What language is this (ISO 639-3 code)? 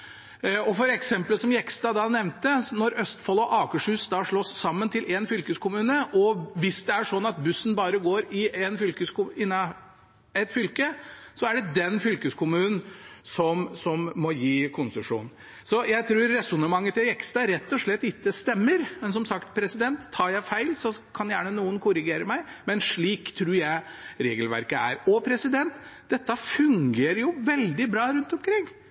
nob